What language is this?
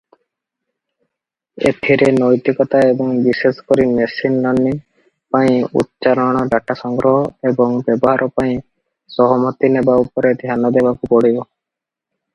Odia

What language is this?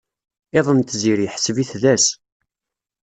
Kabyle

